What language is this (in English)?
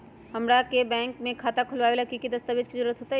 Magahi